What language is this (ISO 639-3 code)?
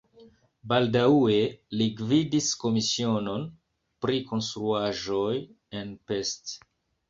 epo